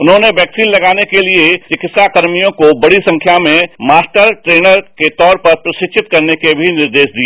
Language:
Hindi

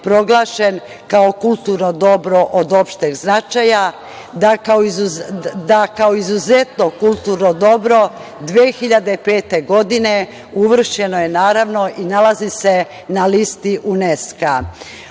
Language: Serbian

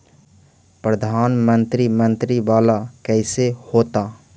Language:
Magahi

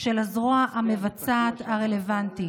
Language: Hebrew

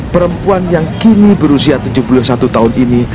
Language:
Indonesian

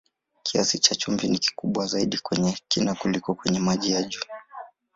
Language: Swahili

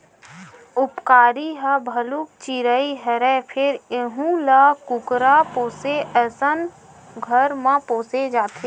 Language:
Chhattisgarhi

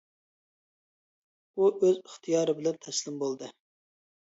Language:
Uyghur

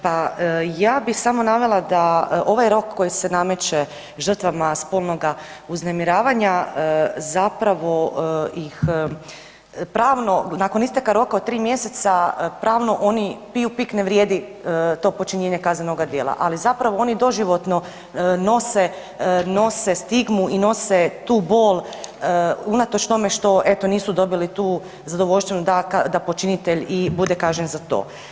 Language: Croatian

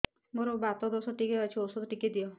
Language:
Odia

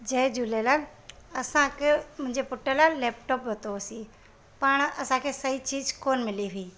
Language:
Sindhi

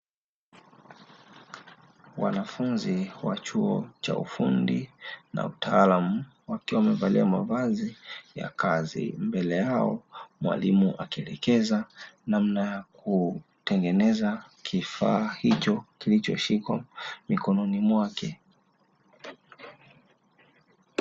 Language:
Swahili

